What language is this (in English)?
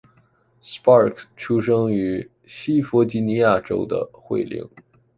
Chinese